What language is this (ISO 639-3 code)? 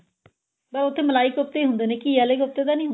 pan